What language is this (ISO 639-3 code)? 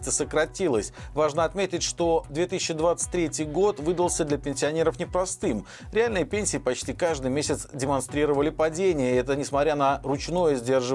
rus